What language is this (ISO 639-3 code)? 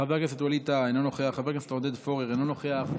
heb